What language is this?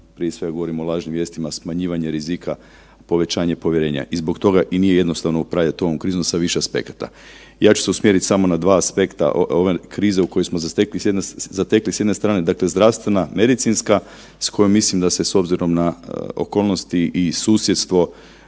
Croatian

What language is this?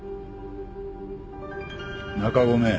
Japanese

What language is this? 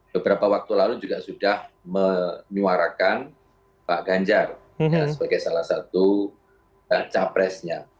Indonesian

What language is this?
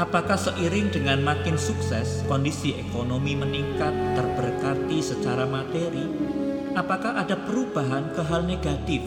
Indonesian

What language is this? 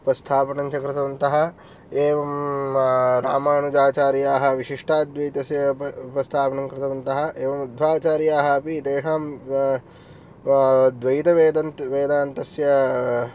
Sanskrit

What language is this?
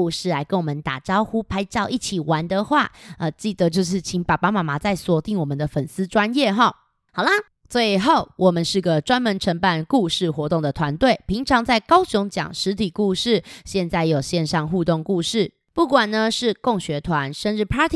Chinese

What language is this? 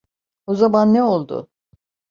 Turkish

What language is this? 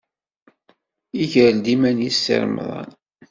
Kabyle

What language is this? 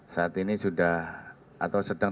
Indonesian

